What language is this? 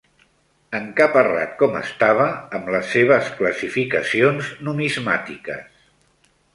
Catalan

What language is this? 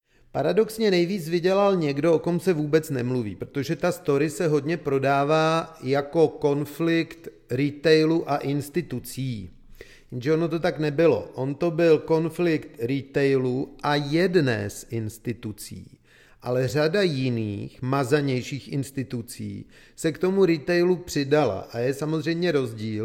Czech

